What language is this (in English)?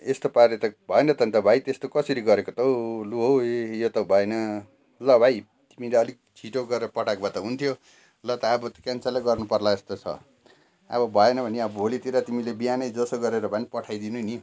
Nepali